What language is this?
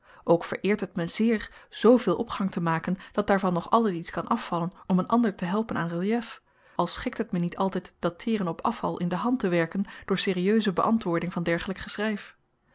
Dutch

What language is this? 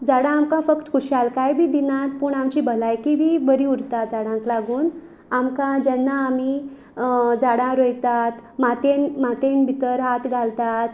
Konkani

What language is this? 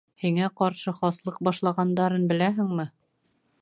Bashkir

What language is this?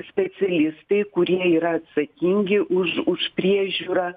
Lithuanian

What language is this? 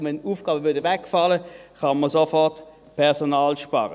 Swiss German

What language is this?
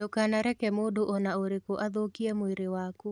Kikuyu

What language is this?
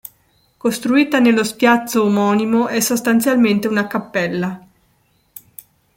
Italian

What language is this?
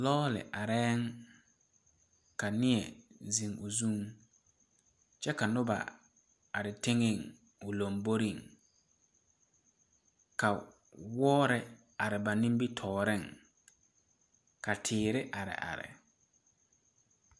Southern Dagaare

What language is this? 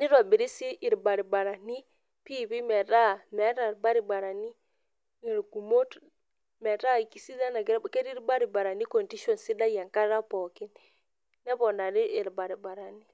Masai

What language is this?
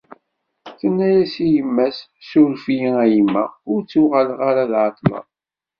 Kabyle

